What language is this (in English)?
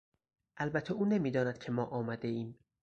Persian